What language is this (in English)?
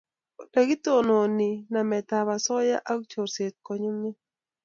Kalenjin